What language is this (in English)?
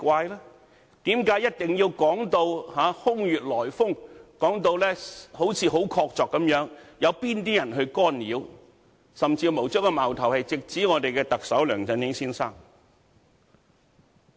Cantonese